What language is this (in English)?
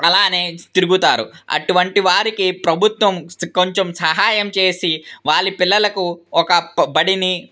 Telugu